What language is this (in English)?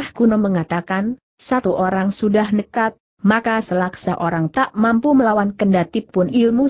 Indonesian